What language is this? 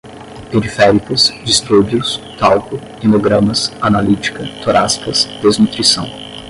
Portuguese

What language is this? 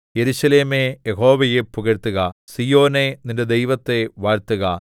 Malayalam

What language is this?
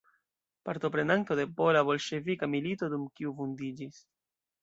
Esperanto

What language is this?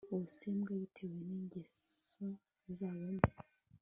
Kinyarwanda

